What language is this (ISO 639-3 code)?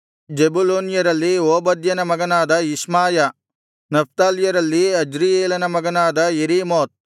kan